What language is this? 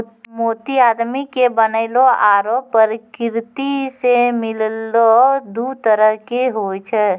Maithili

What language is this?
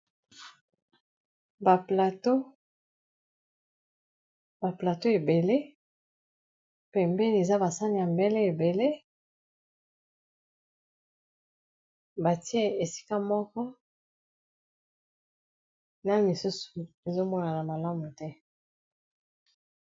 Lingala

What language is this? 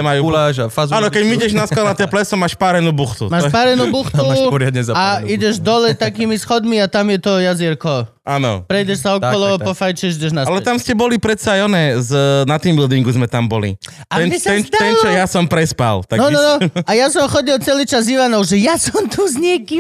Slovak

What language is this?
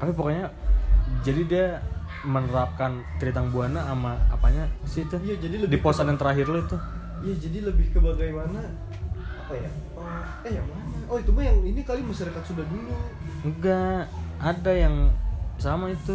Indonesian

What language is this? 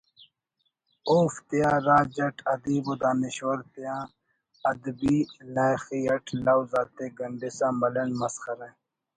Brahui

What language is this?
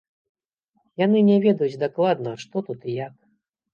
Belarusian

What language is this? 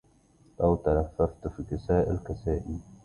Arabic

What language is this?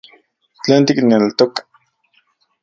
Central Puebla Nahuatl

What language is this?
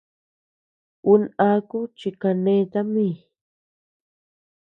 Tepeuxila Cuicatec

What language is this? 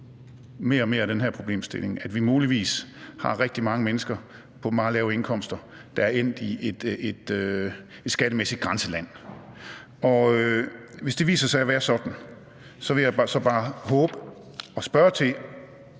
Danish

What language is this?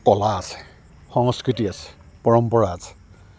Assamese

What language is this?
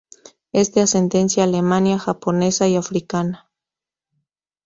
Spanish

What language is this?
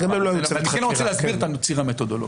Hebrew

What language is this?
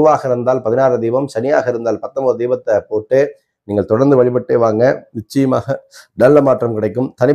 Tamil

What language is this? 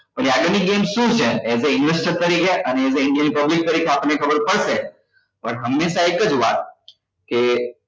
Gujarati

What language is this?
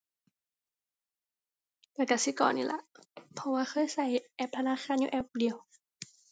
Thai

